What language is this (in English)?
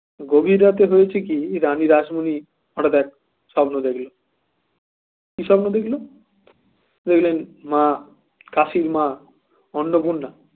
Bangla